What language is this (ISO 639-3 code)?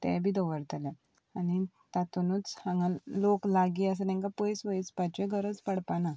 kok